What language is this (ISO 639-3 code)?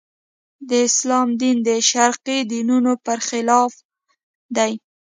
pus